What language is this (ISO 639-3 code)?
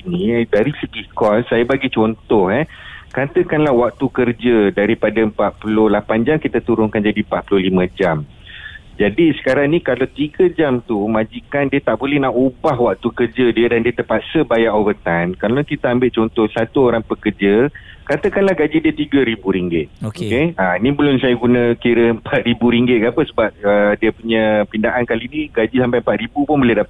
msa